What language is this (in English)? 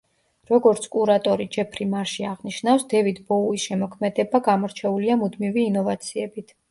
Georgian